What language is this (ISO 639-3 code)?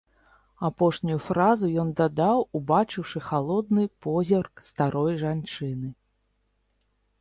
bel